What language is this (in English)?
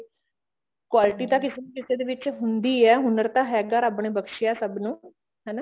Punjabi